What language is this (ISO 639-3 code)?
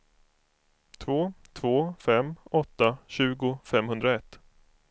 swe